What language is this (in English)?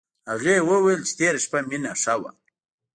Pashto